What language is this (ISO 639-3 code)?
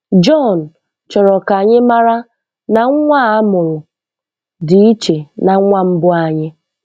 ibo